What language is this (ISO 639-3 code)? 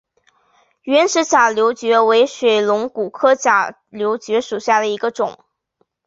zho